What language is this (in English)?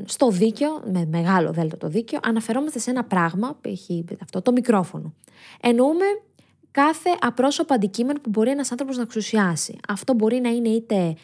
Greek